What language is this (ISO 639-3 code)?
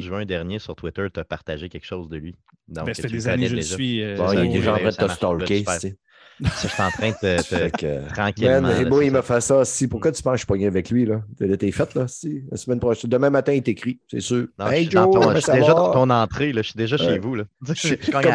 fra